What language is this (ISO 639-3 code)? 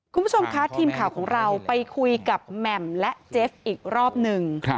tha